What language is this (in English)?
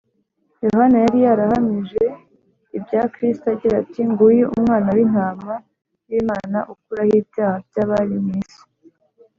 Kinyarwanda